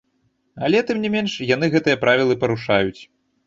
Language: Belarusian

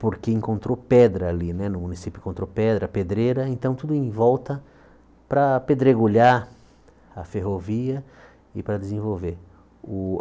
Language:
Portuguese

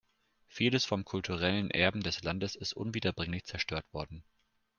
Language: German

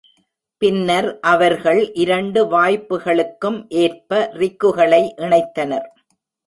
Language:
Tamil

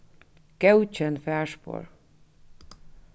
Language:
Faroese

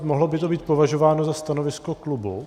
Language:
Czech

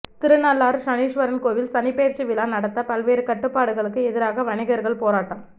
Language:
Tamil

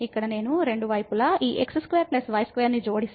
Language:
Telugu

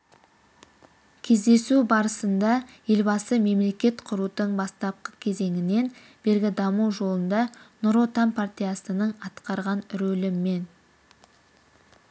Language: Kazakh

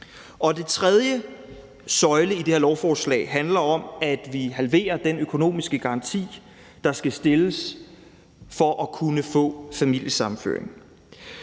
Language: Danish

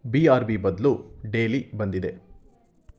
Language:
Kannada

